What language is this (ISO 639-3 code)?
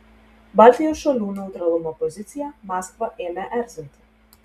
lit